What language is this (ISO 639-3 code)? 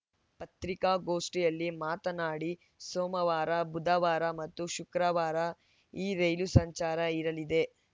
kan